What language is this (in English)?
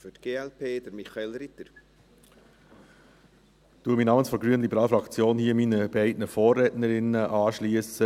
Swiss German